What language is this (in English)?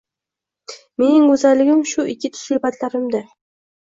Uzbek